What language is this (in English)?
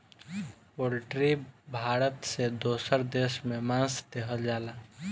Bhojpuri